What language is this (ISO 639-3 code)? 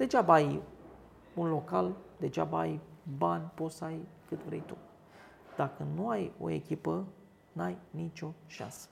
ron